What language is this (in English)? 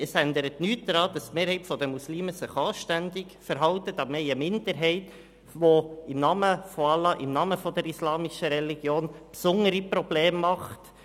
Swiss German